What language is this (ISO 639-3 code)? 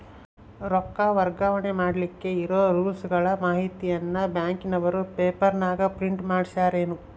kan